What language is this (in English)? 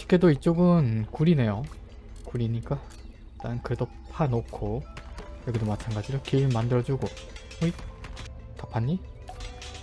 Korean